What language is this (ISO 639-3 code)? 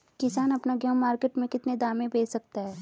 hin